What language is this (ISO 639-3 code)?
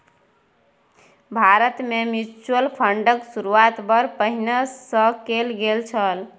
mai